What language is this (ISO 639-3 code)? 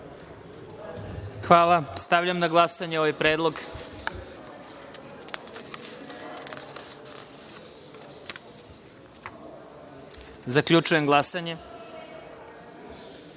srp